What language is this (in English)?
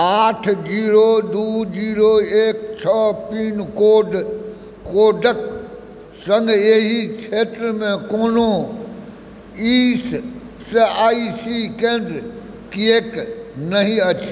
Maithili